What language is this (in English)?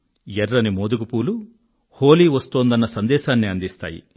Telugu